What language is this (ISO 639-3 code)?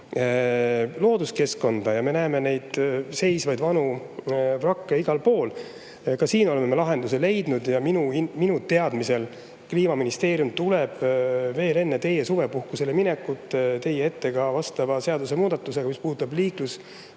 est